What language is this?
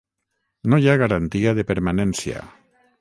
Catalan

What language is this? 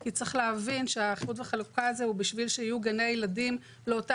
Hebrew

